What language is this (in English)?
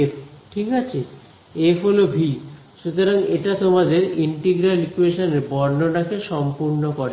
Bangla